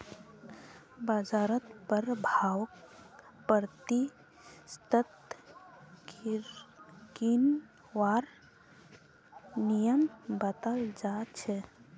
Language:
Magahi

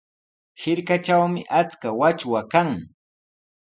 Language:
Sihuas Ancash Quechua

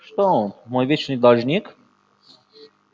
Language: Russian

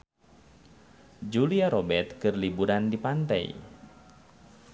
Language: Sundanese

